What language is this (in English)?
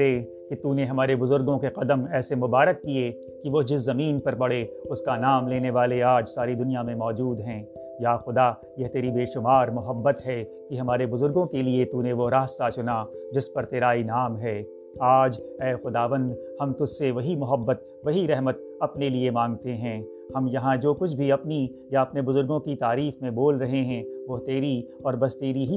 Urdu